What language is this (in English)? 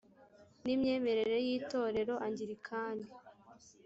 Kinyarwanda